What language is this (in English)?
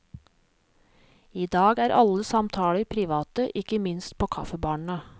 Norwegian